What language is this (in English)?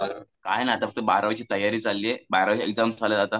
Marathi